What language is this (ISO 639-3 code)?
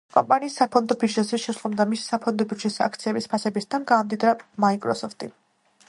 kat